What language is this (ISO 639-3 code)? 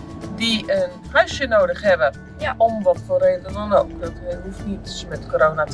nld